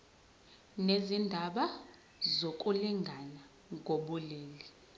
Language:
Zulu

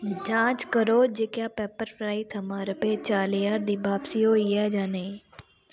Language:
Dogri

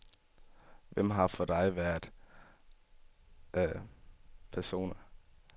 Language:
Danish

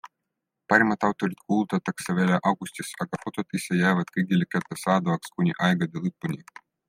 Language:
Estonian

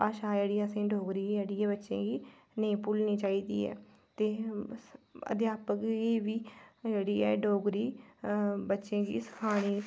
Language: Dogri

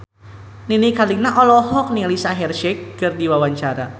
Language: Sundanese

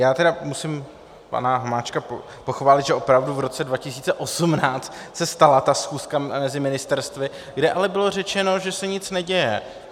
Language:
Czech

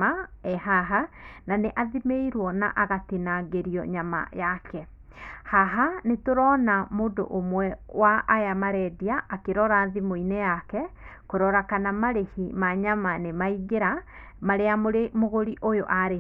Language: Kikuyu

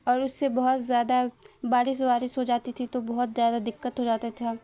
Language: Urdu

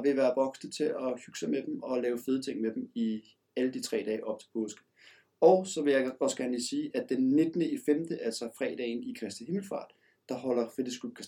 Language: Danish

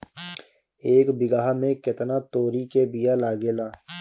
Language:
Bhojpuri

